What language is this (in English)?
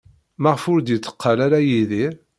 Kabyle